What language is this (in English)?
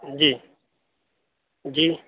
Urdu